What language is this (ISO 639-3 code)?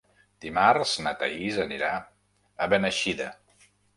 cat